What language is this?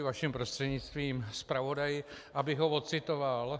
Czech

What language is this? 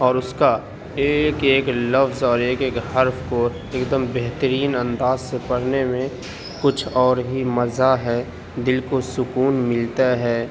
Urdu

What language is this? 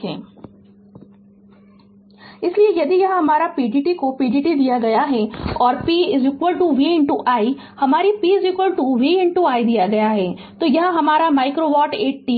Hindi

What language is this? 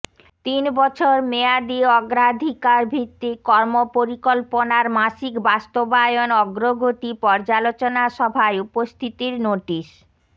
Bangla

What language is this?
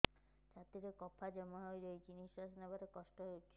Odia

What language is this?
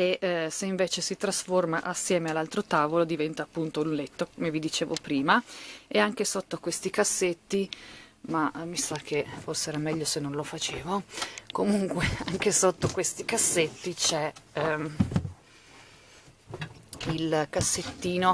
Italian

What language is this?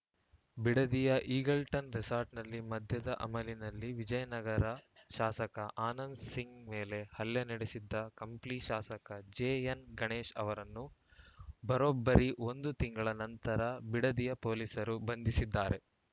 Kannada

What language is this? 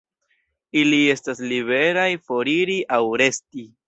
Esperanto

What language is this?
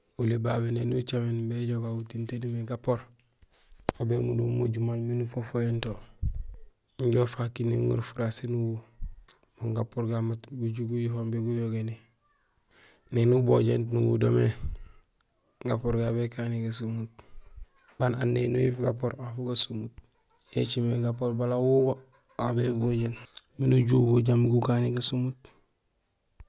Gusilay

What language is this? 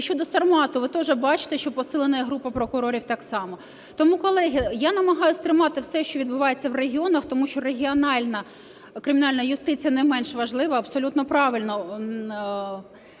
Ukrainian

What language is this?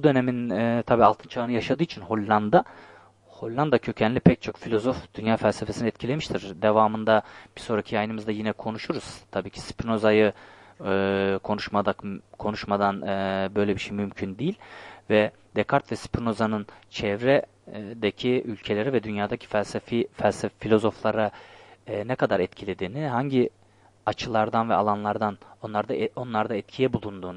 Turkish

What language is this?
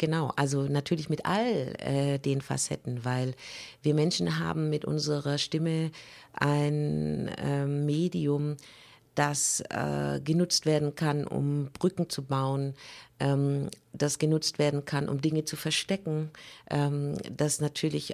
German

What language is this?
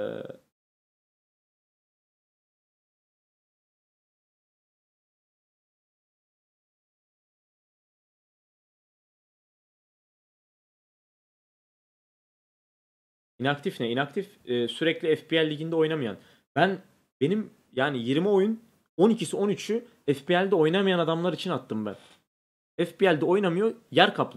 Turkish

